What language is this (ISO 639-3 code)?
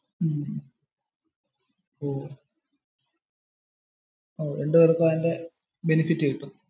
mal